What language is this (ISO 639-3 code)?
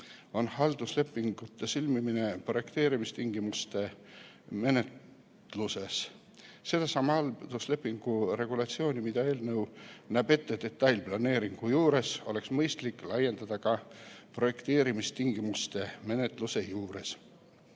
est